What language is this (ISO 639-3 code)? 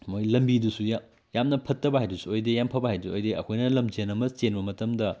mni